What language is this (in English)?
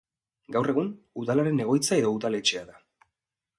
Basque